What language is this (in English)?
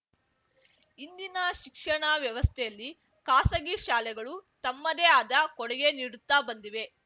Kannada